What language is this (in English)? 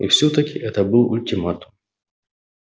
Russian